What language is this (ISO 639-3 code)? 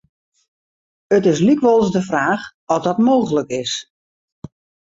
fry